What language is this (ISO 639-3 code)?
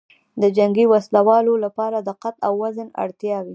pus